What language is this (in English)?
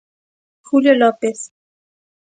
Galician